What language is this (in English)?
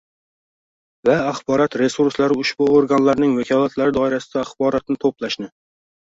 Uzbek